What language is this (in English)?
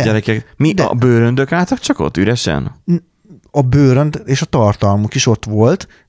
Hungarian